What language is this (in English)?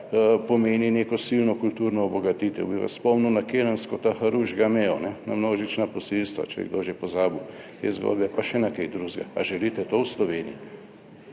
Slovenian